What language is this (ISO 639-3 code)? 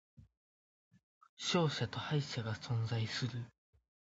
jpn